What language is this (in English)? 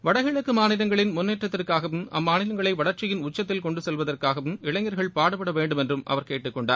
Tamil